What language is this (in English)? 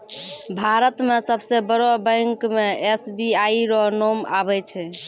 Maithili